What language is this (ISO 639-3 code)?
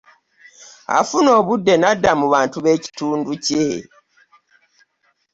lug